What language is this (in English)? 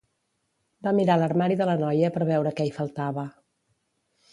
Catalan